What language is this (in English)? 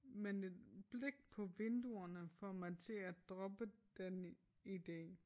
Danish